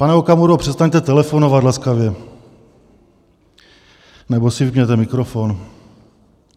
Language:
Czech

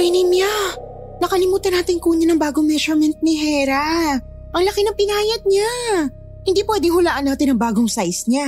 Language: Filipino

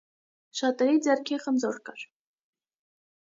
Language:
Armenian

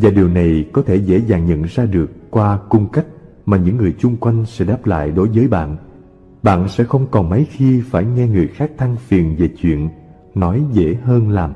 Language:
Vietnamese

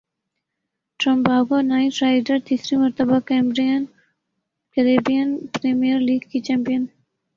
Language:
Urdu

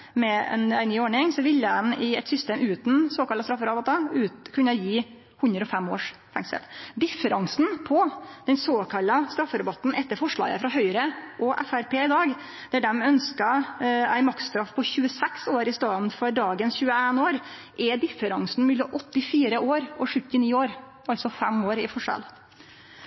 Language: Norwegian Nynorsk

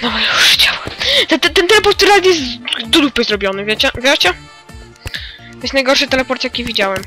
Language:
Polish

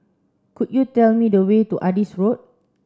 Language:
English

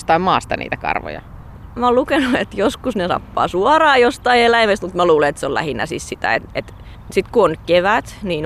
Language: Finnish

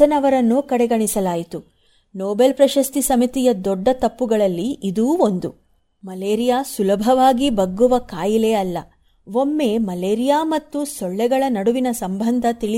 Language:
Kannada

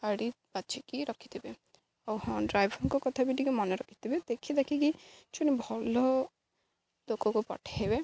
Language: Odia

